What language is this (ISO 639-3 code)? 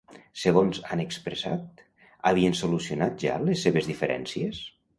cat